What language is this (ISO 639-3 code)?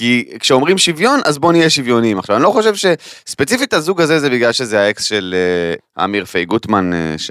heb